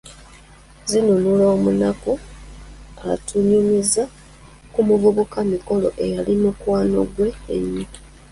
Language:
Ganda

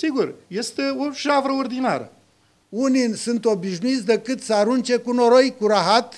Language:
Romanian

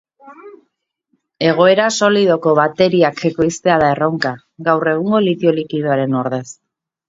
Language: Basque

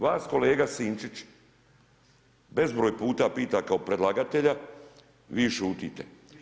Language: Croatian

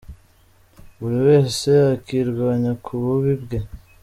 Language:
Kinyarwanda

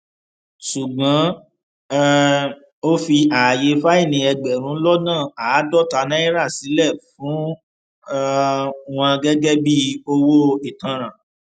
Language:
Yoruba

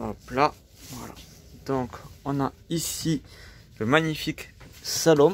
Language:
French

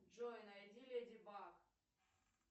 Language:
Russian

